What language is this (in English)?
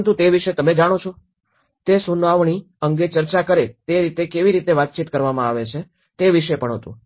Gujarati